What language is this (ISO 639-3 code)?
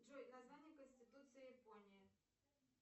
rus